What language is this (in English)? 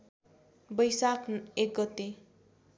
Nepali